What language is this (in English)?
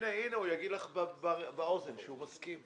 Hebrew